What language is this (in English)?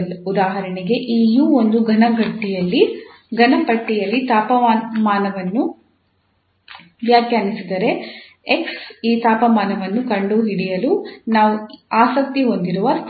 Kannada